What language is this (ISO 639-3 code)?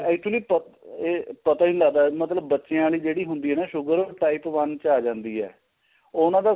pan